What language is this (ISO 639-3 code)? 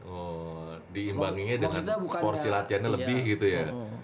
ind